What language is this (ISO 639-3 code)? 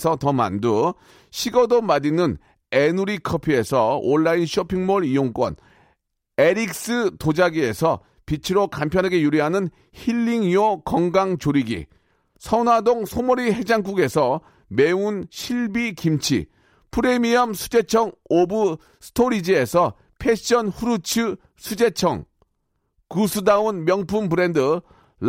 kor